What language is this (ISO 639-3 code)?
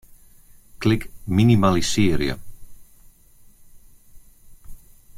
fry